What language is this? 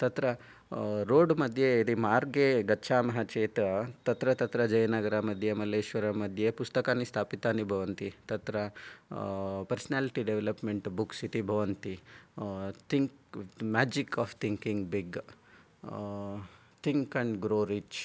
Sanskrit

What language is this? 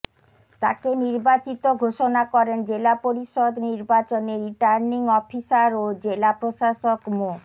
Bangla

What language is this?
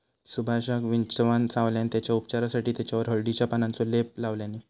Marathi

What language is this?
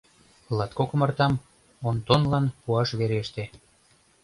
Mari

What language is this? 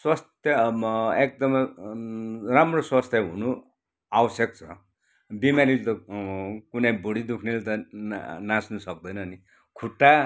Nepali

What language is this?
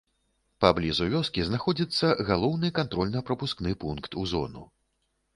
Belarusian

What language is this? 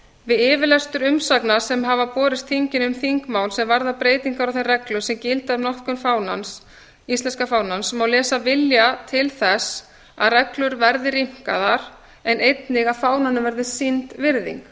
Icelandic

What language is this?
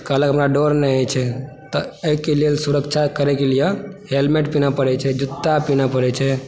Maithili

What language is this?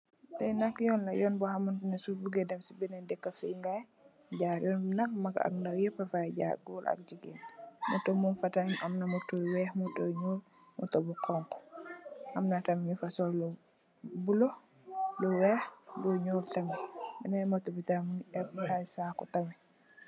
Wolof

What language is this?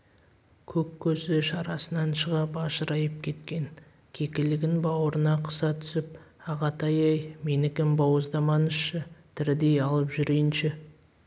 Kazakh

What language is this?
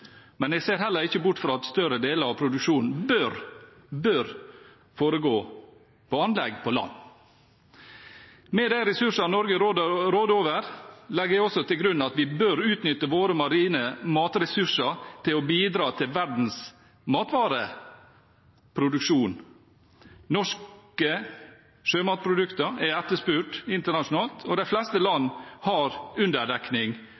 Norwegian Bokmål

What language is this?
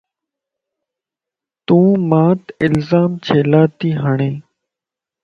Lasi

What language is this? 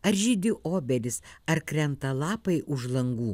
Lithuanian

